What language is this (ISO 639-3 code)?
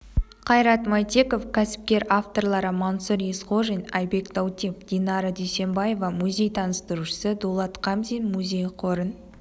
kaz